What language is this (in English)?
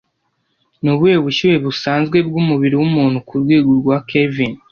Kinyarwanda